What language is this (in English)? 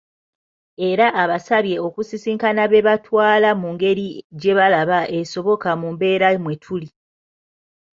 Ganda